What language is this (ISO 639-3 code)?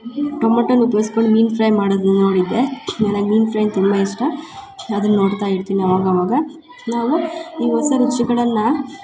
kan